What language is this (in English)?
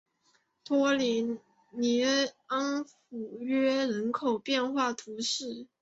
Chinese